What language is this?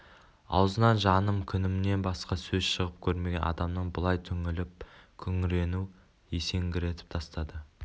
Kazakh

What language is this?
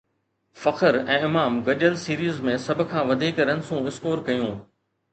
Sindhi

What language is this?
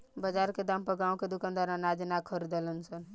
Bhojpuri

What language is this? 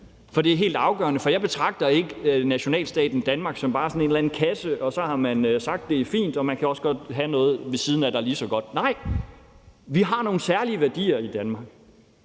Danish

